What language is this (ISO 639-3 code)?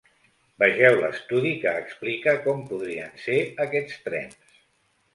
cat